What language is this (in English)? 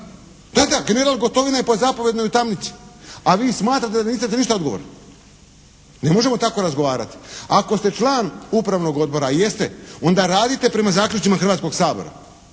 Croatian